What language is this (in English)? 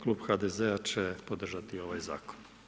Croatian